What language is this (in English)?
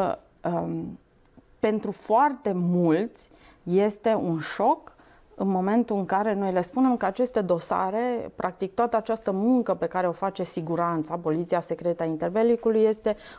Romanian